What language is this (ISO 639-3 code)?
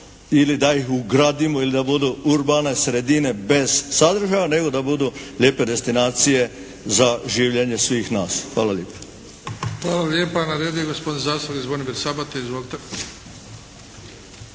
hrv